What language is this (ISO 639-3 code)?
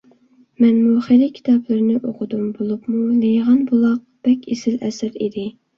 uig